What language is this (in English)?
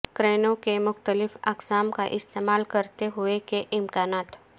Urdu